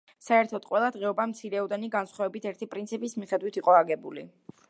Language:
Georgian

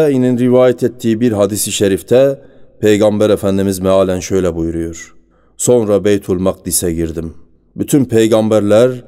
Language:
Turkish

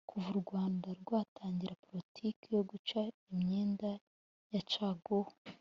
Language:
Kinyarwanda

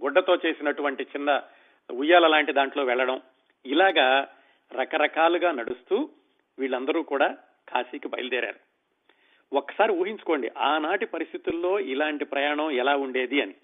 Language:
Telugu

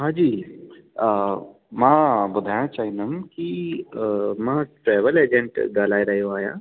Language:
Sindhi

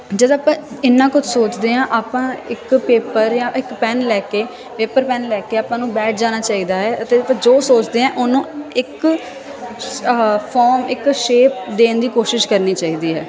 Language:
Punjabi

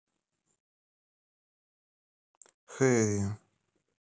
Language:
Russian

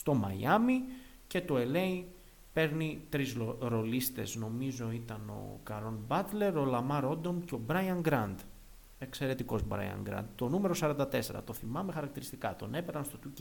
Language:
Greek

